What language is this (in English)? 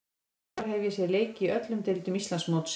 Icelandic